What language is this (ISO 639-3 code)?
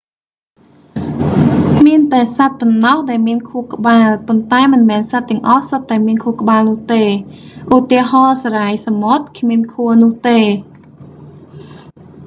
khm